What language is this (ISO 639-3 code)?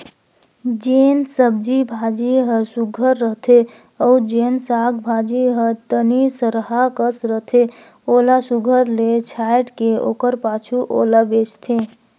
hne